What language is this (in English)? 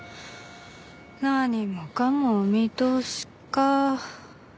Japanese